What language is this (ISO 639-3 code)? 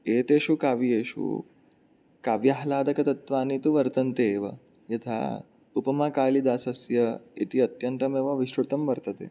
san